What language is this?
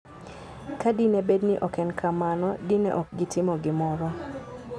Luo (Kenya and Tanzania)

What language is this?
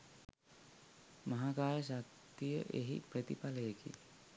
Sinhala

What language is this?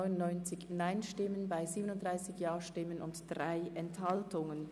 Swiss German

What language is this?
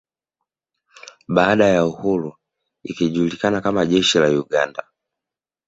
Swahili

